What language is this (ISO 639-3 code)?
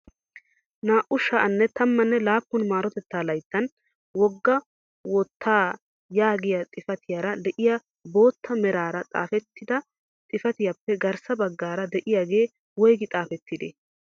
wal